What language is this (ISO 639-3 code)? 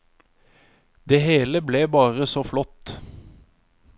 nor